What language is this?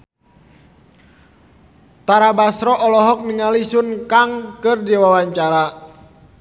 Sundanese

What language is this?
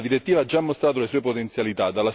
Italian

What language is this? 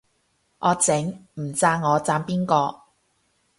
Cantonese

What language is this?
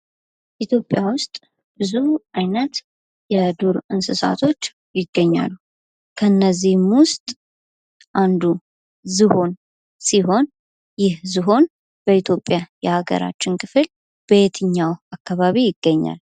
Amharic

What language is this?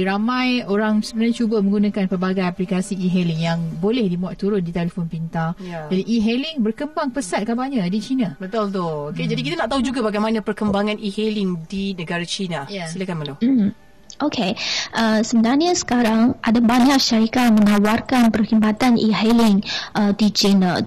Malay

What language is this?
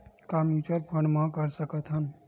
Chhattisgarhi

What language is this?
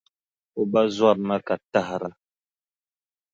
Dagbani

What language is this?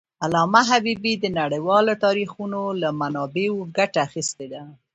Pashto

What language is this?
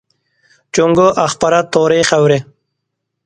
Uyghur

